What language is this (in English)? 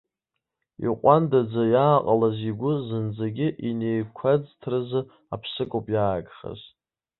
Abkhazian